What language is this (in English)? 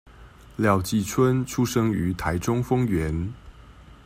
Chinese